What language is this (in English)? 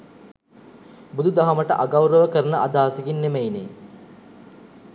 Sinhala